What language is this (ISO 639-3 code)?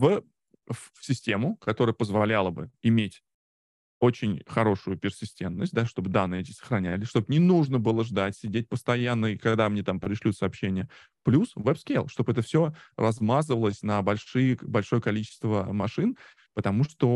rus